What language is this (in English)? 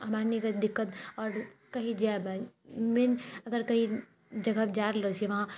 Maithili